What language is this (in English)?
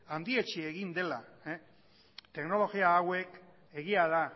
Basque